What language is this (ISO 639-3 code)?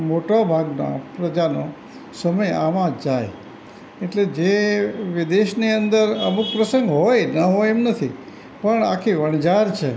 guj